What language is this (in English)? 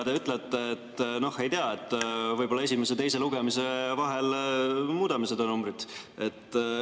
Estonian